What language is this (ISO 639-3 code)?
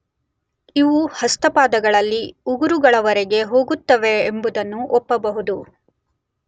kan